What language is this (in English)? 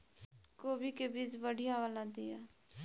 Maithili